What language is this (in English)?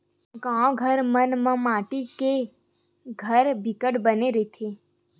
Chhattisgarhi